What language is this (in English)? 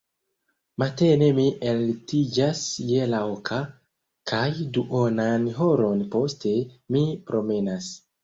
Esperanto